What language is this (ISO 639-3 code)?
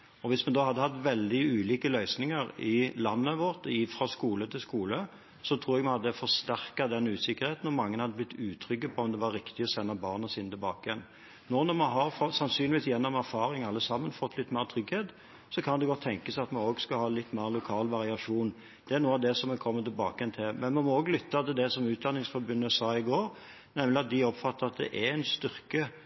nob